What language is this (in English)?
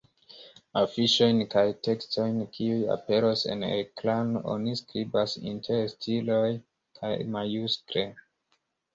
Esperanto